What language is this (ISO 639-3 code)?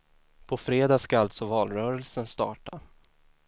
swe